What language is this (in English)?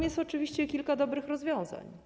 Polish